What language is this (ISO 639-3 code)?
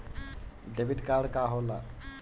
bho